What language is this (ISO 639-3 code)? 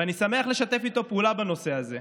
heb